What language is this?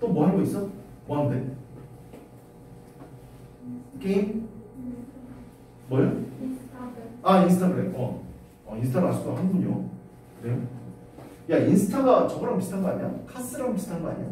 Korean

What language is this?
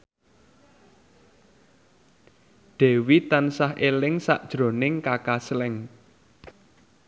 Javanese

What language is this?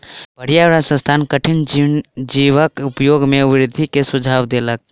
Maithili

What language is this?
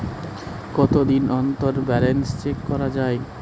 Bangla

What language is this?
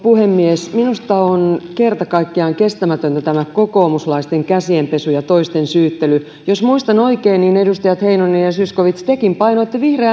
Finnish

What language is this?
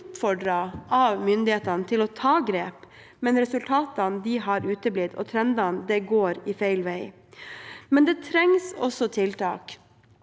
Norwegian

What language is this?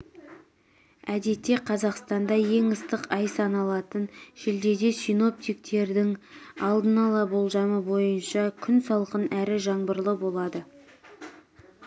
Kazakh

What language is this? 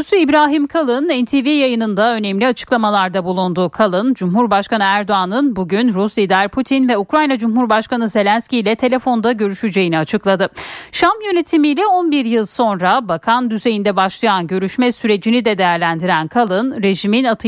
Turkish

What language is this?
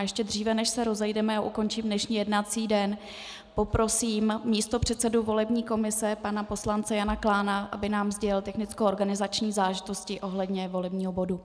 Czech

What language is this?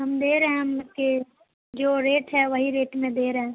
Urdu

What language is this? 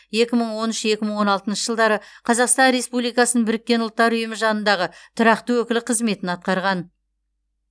Kazakh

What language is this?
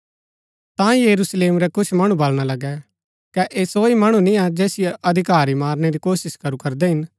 Gaddi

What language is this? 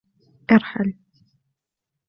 Arabic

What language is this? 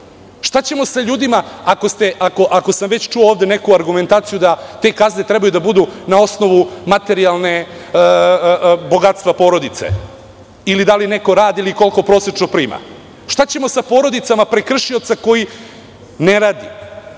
Serbian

